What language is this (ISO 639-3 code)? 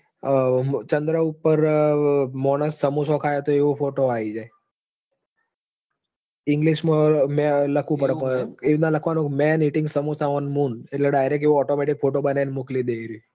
guj